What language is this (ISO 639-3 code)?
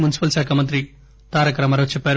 tel